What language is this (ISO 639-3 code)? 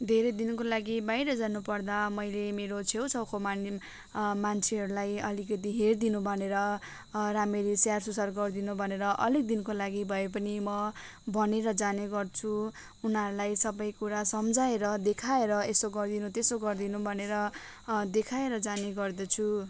nep